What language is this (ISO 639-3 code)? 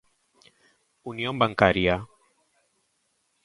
glg